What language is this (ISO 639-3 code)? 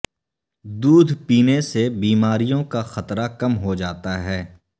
urd